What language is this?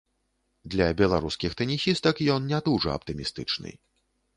Belarusian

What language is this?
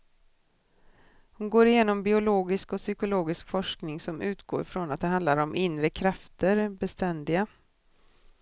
Swedish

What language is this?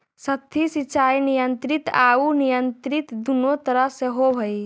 Magahi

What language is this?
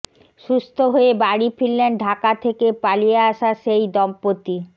Bangla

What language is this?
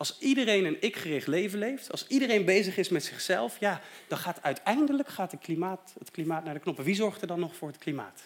Dutch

